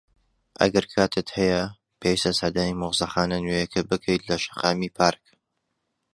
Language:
Central Kurdish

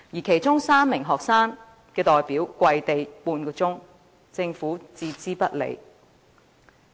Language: Cantonese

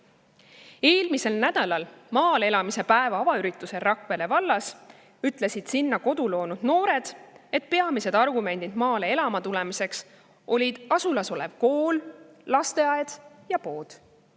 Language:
Estonian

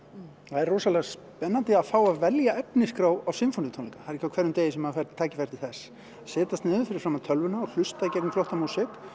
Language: Icelandic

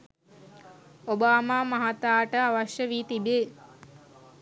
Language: Sinhala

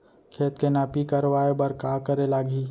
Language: Chhattisgarhi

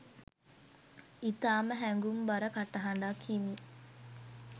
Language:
Sinhala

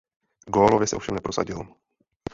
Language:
Czech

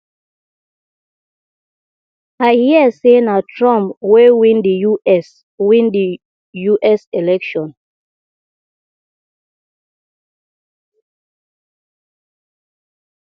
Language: Nigerian Pidgin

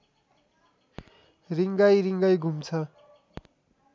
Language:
Nepali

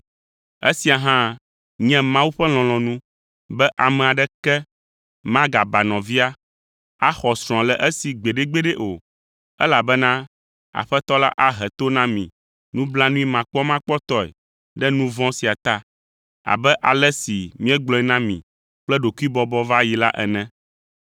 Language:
Ewe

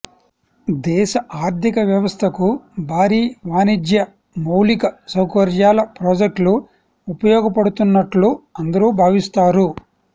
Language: Telugu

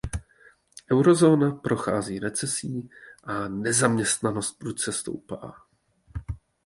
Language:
Czech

